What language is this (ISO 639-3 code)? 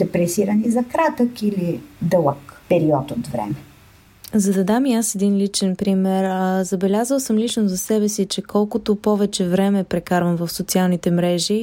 bul